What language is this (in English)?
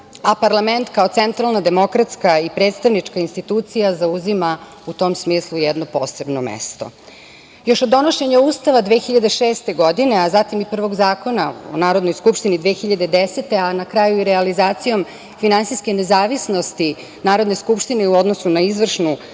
Serbian